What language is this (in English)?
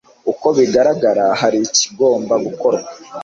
Kinyarwanda